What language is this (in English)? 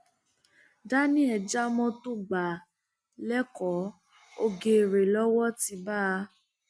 Yoruba